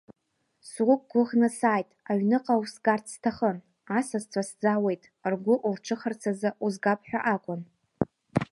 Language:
Abkhazian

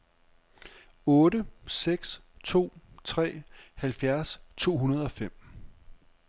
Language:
Danish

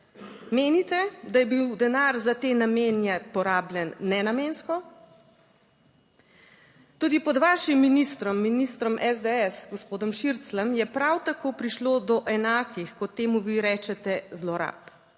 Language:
Slovenian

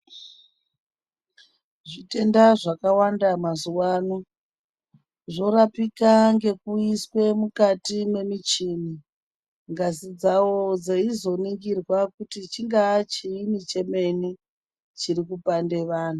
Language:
Ndau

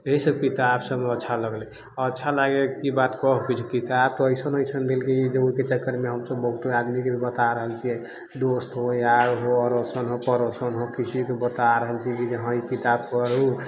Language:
Maithili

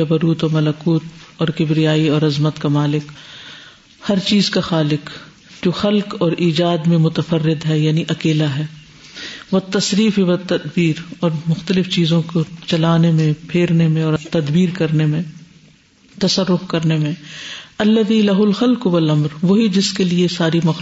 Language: Urdu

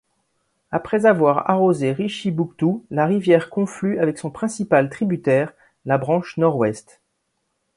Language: French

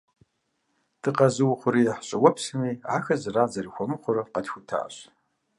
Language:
Kabardian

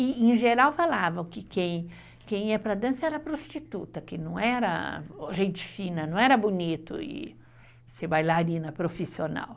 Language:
Portuguese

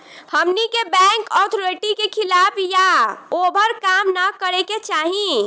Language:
Bhojpuri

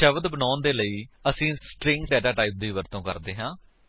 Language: Punjabi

